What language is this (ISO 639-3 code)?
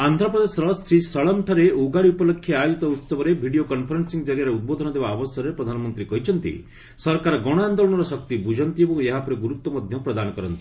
ori